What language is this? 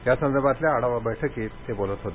Marathi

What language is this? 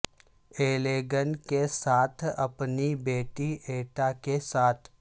Urdu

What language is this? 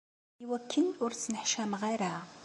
Kabyle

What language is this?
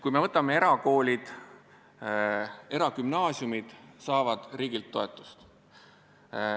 Estonian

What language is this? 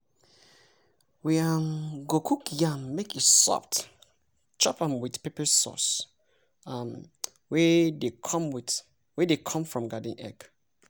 Nigerian Pidgin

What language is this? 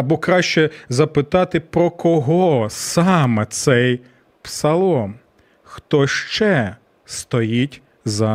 Ukrainian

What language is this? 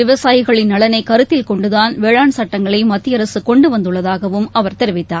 Tamil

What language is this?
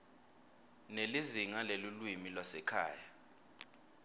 Swati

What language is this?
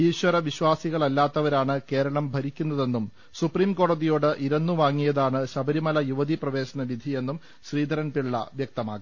Malayalam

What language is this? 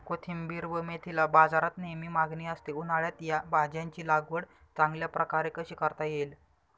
Marathi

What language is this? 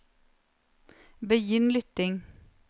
Norwegian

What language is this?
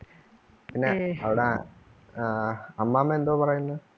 Malayalam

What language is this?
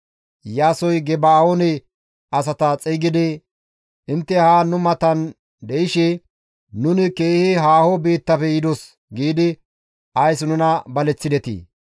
Gamo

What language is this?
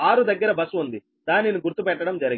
Telugu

